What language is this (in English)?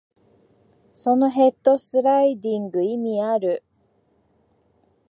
Japanese